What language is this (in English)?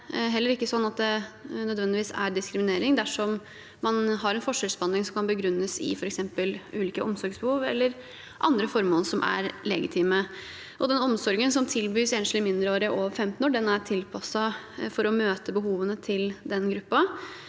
Norwegian